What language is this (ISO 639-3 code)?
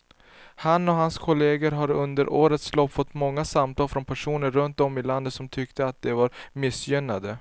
swe